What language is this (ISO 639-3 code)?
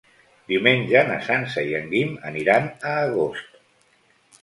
cat